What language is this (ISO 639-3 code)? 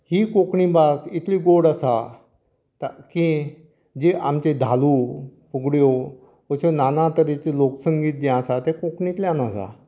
kok